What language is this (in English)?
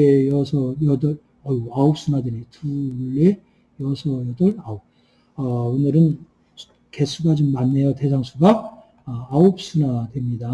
Korean